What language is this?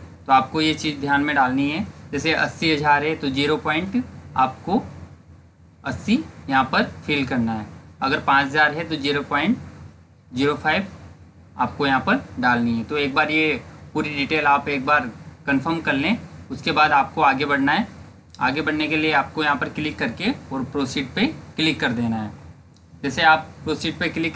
Hindi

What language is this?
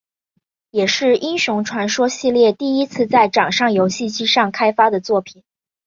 Chinese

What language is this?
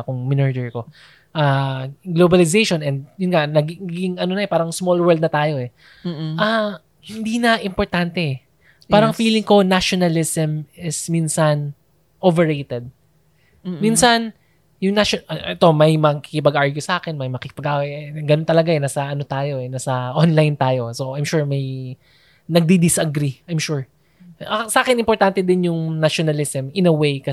Filipino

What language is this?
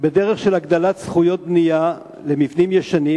Hebrew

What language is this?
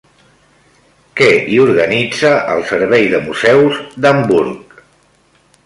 Catalan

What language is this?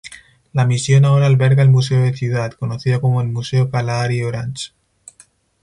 Spanish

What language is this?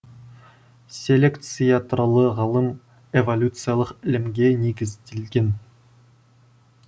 Kazakh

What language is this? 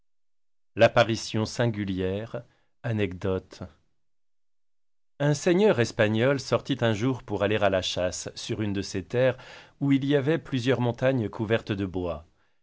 French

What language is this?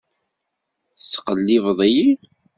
Kabyle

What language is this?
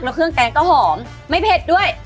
Thai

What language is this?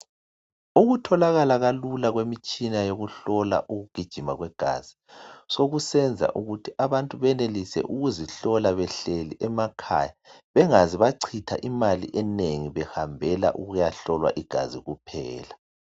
North Ndebele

